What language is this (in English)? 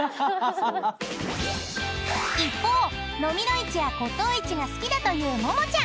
Japanese